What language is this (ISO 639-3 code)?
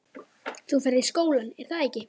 isl